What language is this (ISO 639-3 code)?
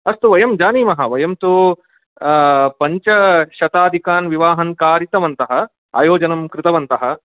san